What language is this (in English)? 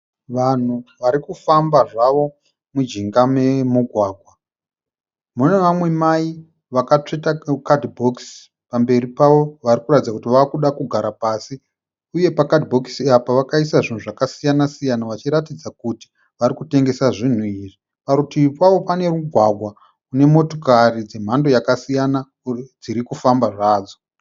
Shona